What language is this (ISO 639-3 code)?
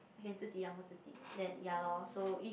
eng